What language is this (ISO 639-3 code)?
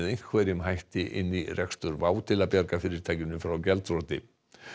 isl